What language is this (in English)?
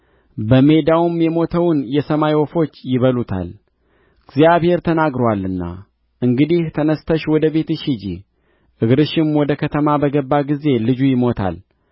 Amharic